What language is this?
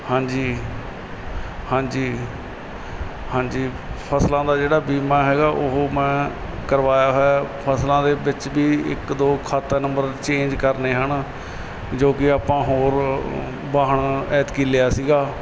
Punjabi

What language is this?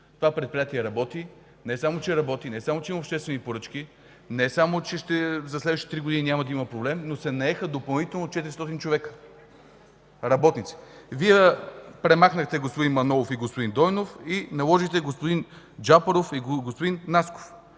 Bulgarian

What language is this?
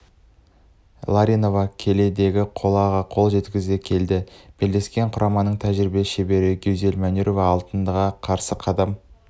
Kazakh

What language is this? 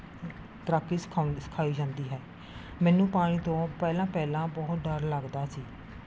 Punjabi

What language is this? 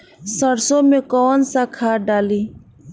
Bhojpuri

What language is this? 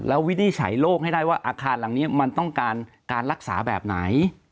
Thai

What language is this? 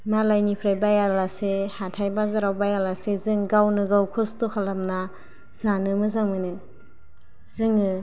Bodo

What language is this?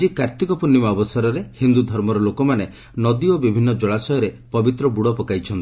Odia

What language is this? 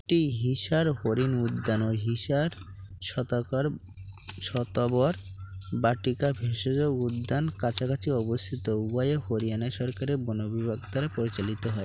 Bangla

